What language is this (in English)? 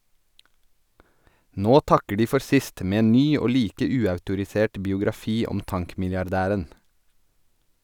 Norwegian